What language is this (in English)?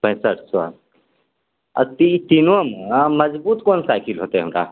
Maithili